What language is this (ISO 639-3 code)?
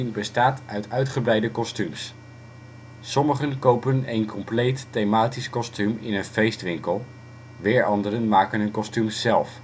nld